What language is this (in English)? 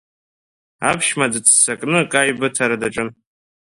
Abkhazian